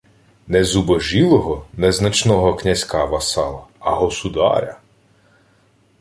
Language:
Ukrainian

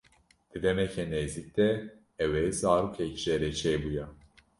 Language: Kurdish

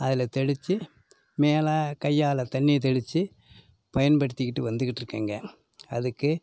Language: Tamil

